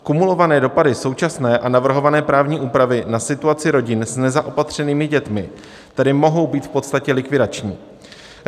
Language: Czech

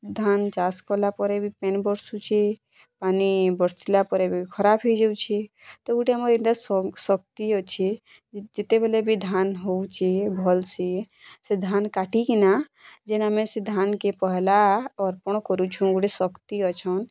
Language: Odia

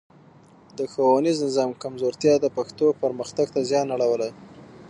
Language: Pashto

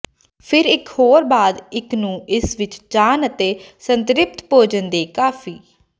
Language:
Punjabi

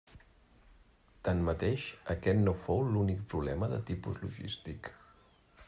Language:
Catalan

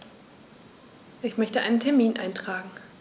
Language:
German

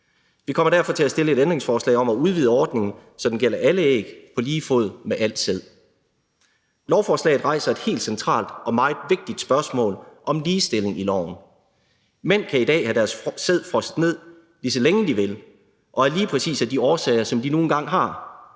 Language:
Danish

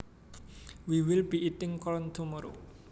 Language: Javanese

